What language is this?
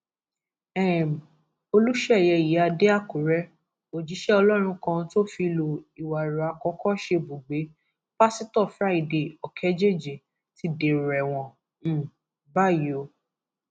Yoruba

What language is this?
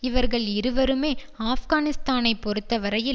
Tamil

